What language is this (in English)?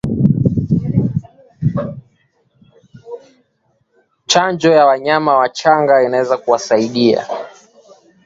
Swahili